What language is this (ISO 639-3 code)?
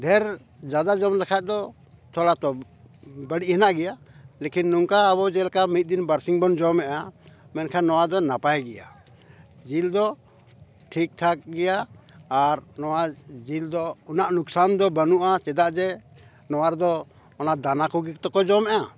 sat